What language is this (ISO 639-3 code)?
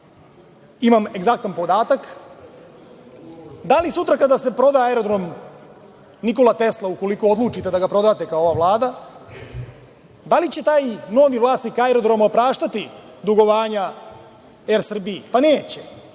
srp